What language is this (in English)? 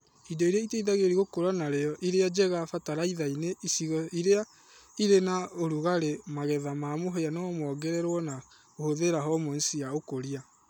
Kikuyu